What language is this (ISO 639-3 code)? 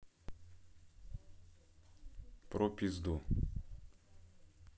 rus